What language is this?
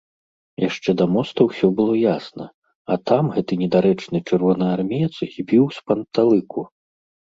Belarusian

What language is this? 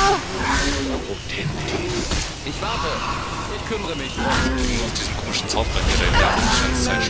German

